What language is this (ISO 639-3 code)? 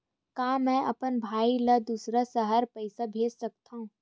hne